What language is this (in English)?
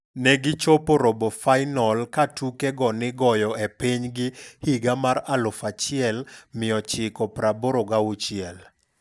Luo (Kenya and Tanzania)